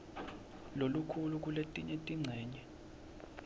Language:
Swati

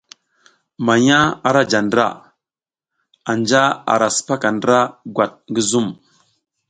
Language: South Giziga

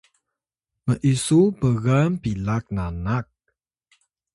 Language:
Atayal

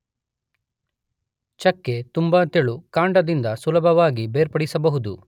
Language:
Kannada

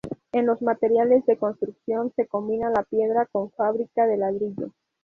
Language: Spanish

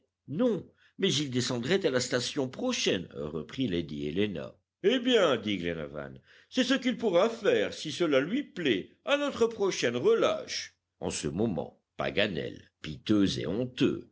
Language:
French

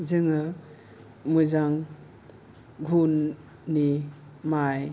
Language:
Bodo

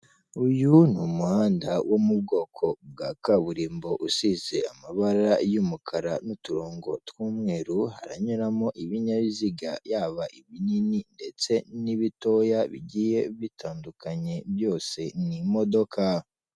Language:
Kinyarwanda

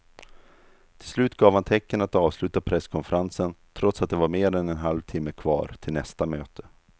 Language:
Swedish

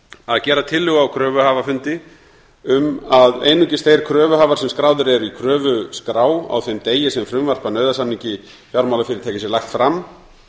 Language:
Icelandic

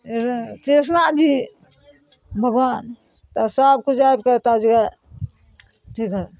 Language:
Maithili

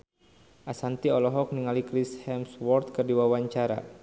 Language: Sundanese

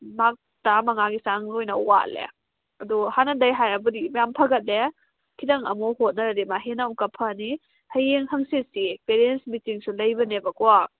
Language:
Manipuri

